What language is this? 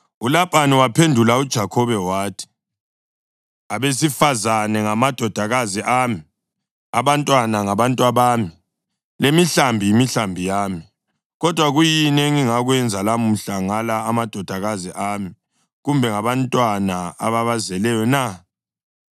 North Ndebele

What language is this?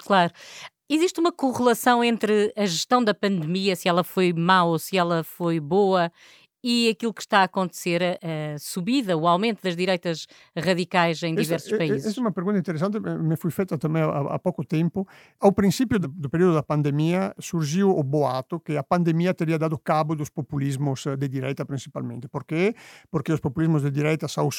Portuguese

